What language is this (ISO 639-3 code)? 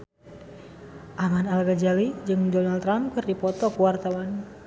sun